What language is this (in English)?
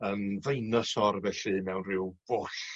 Welsh